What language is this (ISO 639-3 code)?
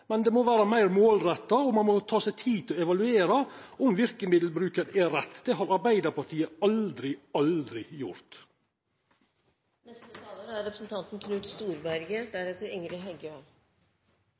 nor